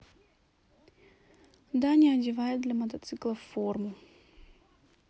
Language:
Russian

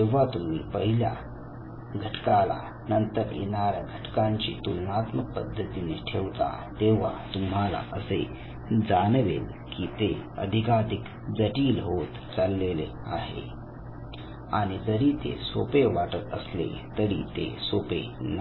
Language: Marathi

